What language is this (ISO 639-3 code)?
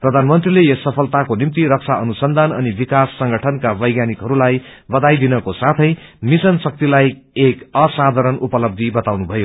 nep